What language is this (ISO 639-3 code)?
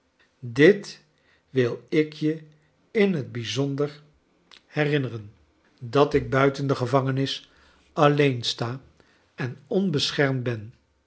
nld